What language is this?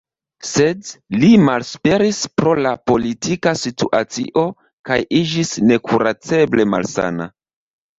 Esperanto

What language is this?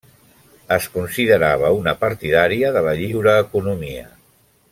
Catalan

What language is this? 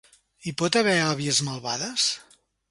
Catalan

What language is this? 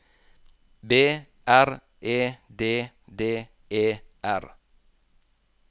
Norwegian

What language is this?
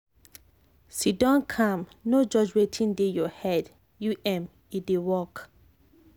Nigerian Pidgin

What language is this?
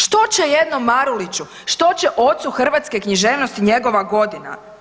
Croatian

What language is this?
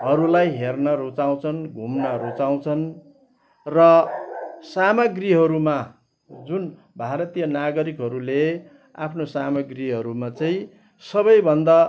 Nepali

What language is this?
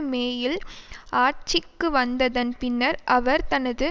Tamil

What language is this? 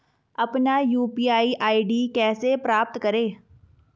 Hindi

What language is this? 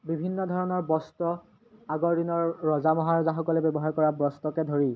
Assamese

